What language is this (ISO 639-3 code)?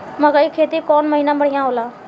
bho